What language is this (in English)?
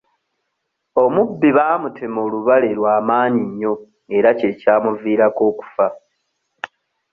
Ganda